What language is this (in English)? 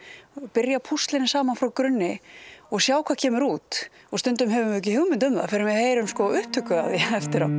Icelandic